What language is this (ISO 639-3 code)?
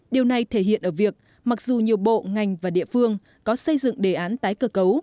vie